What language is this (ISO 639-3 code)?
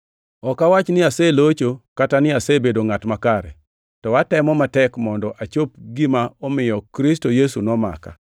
luo